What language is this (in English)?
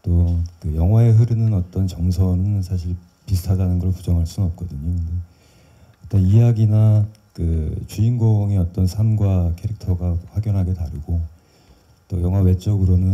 Korean